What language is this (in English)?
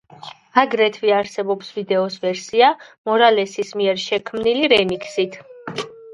Georgian